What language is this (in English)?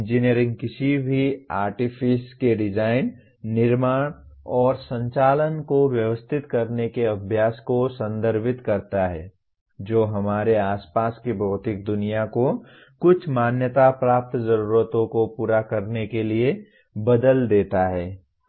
Hindi